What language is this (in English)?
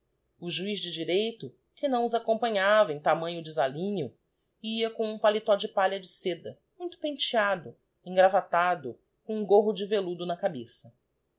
Portuguese